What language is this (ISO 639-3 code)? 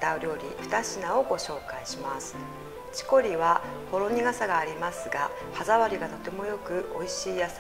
jpn